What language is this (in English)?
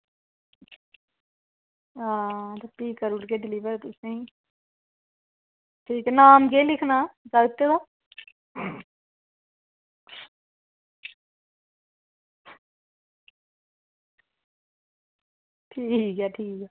Dogri